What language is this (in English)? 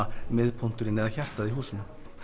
Icelandic